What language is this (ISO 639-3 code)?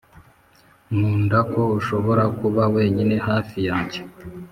kin